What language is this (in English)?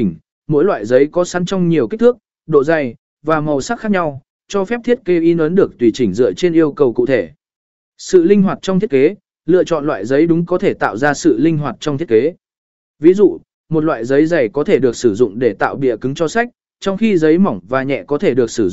Vietnamese